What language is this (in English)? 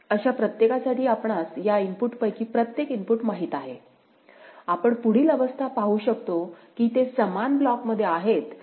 Marathi